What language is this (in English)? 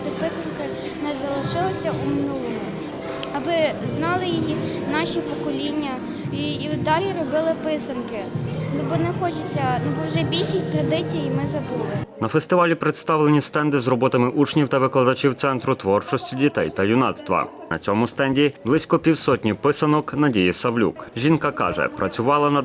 Ukrainian